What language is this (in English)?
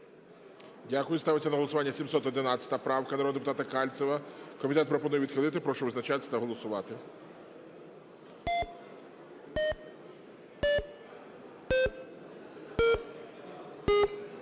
Ukrainian